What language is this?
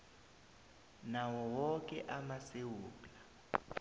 South Ndebele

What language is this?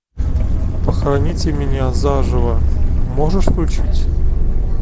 Russian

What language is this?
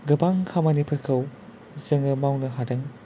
Bodo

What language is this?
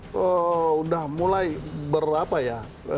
Indonesian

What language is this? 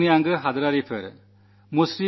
Malayalam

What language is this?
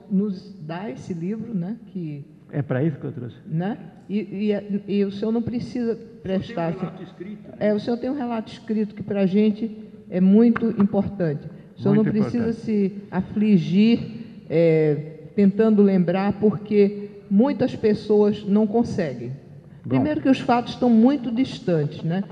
Portuguese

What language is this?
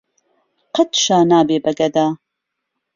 Central Kurdish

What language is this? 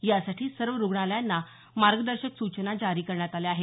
Marathi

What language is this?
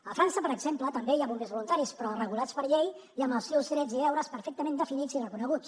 Catalan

